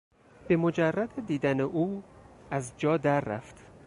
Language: Persian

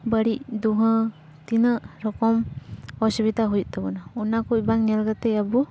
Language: Santali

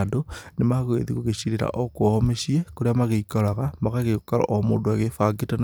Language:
Kikuyu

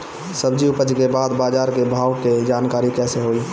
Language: Bhojpuri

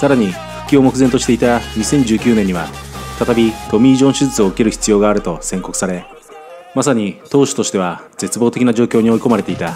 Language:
Japanese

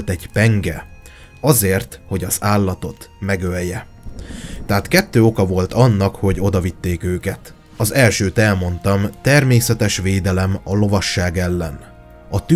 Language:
Hungarian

